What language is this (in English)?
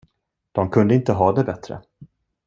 Swedish